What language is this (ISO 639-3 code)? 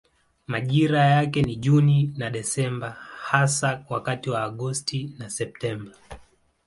swa